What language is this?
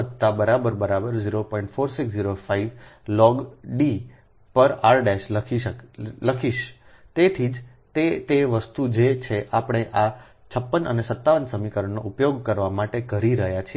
Gujarati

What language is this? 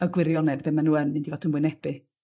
Welsh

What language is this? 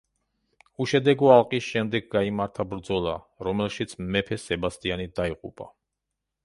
Georgian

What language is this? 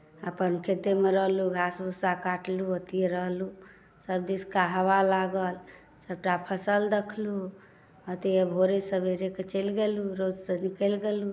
Maithili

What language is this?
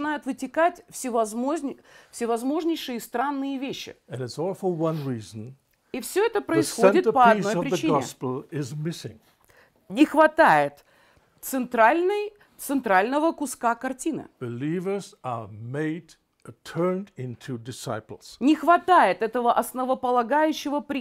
Russian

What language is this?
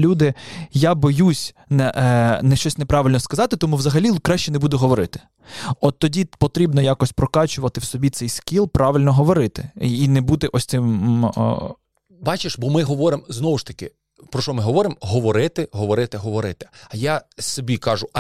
Ukrainian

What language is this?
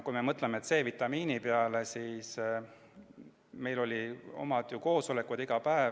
Estonian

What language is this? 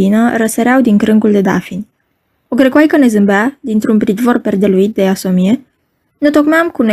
Romanian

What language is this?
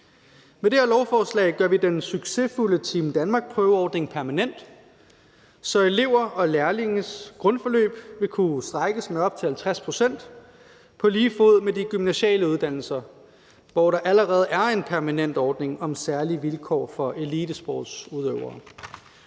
Danish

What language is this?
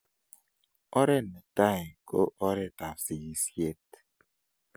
Kalenjin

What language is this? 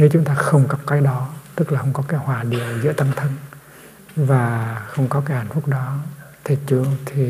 Vietnamese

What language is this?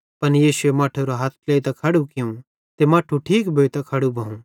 Bhadrawahi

